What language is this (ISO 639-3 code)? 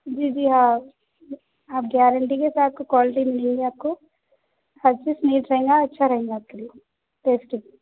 urd